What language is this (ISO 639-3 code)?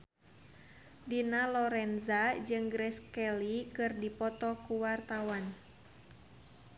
sun